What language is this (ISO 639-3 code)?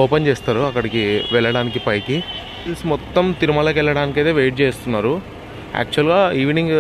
tel